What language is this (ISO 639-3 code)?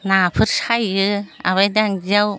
brx